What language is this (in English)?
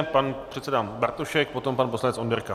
Czech